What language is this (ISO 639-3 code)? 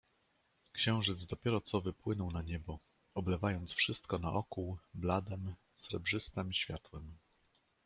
pol